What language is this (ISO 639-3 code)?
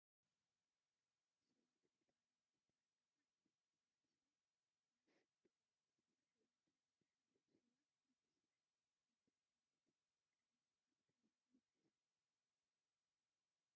tir